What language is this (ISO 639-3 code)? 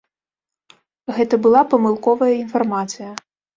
bel